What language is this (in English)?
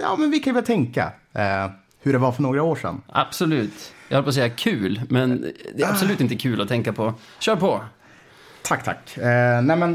Swedish